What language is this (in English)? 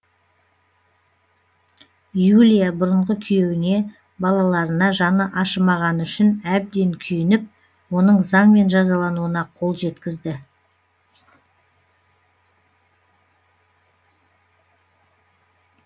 Kazakh